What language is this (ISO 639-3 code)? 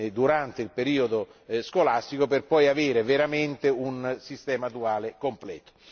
ita